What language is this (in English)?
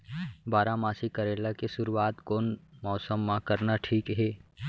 Chhattisgarhi